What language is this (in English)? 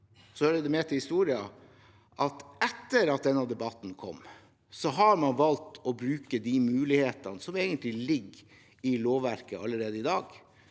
Norwegian